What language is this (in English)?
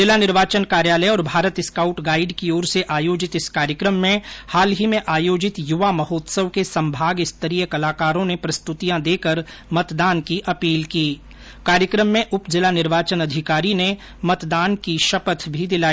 Hindi